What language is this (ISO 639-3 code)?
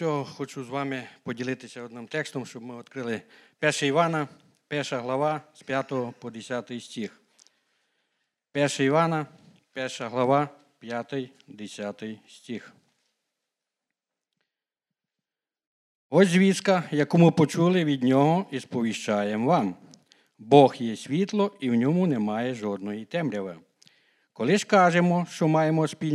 ukr